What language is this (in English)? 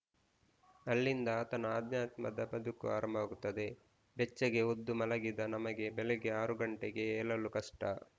Kannada